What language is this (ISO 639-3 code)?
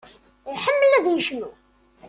kab